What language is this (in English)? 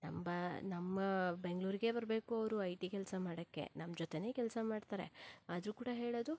Kannada